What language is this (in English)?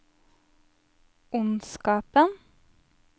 Norwegian